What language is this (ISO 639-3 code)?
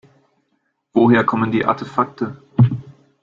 deu